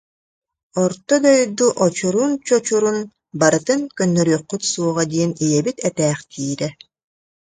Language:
Yakut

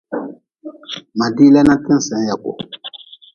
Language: Nawdm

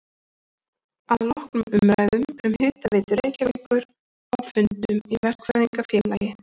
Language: Icelandic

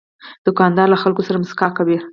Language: Pashto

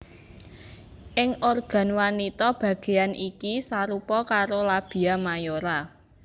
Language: Javanese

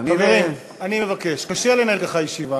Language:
Hebrew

